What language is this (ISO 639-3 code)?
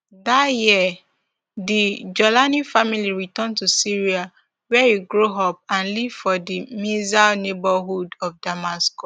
pcm